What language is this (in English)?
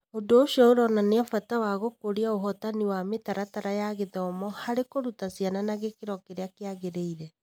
Kikuyu